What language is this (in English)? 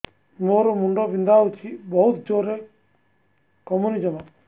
Odia